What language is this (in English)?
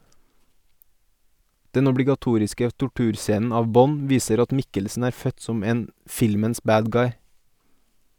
Norwegian